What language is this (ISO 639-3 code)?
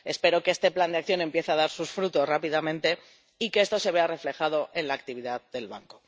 spa